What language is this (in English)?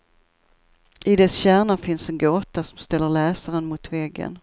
Swedish